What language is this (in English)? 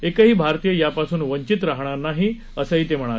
Marathi